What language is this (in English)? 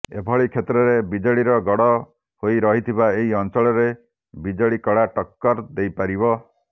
Odia